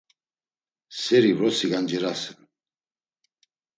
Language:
Laz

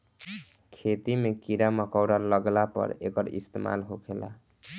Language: Bhojpuri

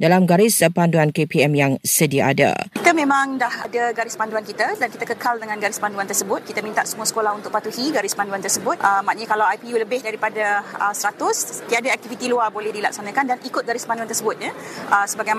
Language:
Malay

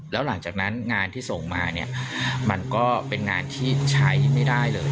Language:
Thai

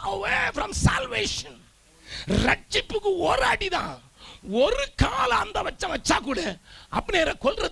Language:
Tamil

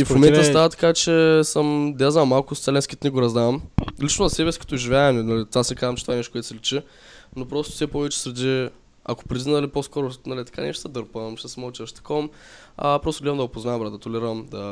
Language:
Bulgarian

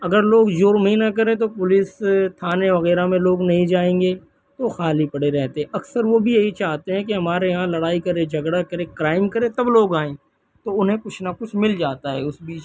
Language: Urdu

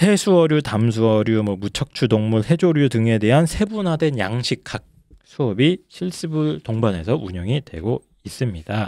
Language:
Korean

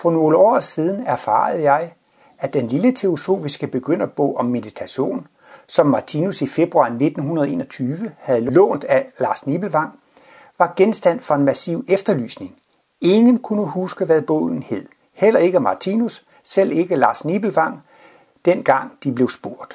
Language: Danish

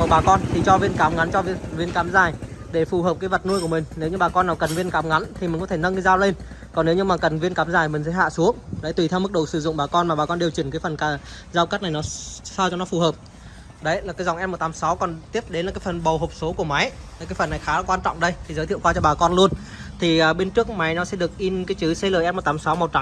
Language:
Vietnamese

